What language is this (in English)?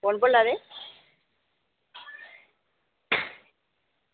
Dogri